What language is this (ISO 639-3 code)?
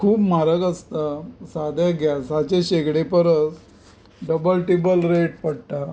kok